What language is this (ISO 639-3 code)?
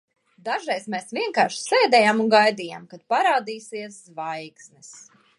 lav